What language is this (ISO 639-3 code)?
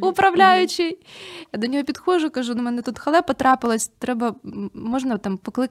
ukr